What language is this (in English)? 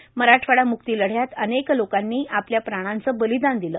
Marathi